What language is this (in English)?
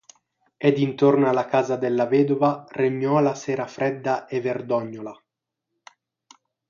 Italian